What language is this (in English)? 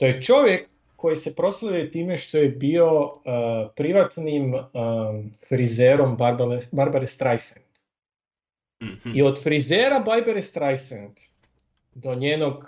Croatian